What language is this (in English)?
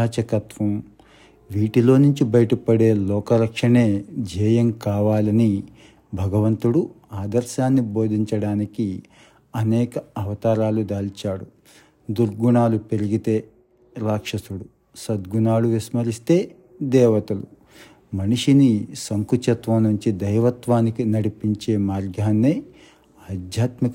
Telugu